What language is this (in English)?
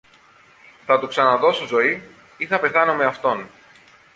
Greek